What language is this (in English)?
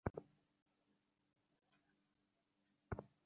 Bangla